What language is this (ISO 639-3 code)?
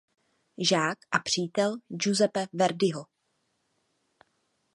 ces